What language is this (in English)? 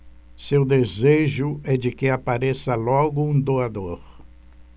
Portuguese